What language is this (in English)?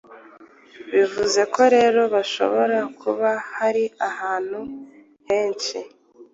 Kinyarwanda